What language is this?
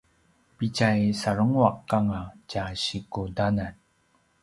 Paiwan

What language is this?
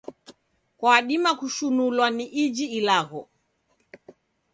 Taita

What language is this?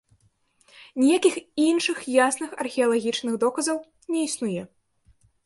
Belarusian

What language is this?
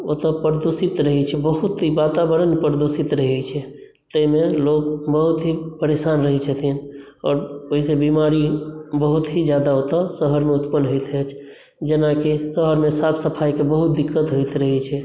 Maithili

